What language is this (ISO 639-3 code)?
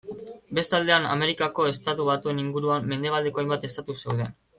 eus